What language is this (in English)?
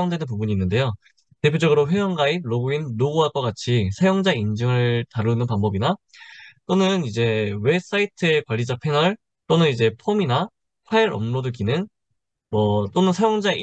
Korean